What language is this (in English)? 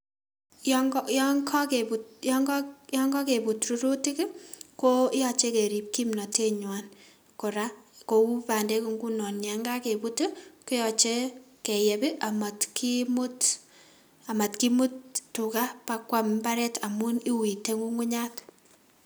Kalenjin